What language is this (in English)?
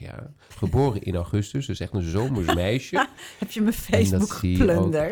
Dutch